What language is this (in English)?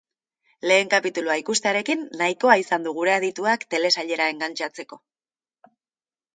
Basque